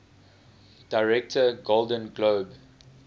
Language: English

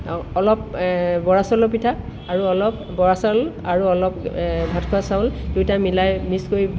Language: Assamese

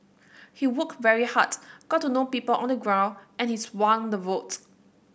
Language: English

